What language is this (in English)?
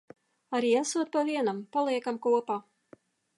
Latvian